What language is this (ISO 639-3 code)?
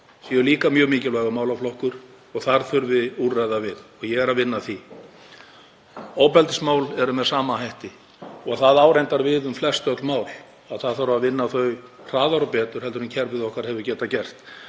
isl